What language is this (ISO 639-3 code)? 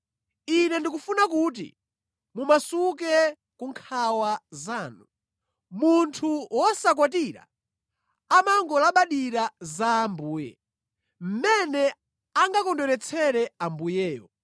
nya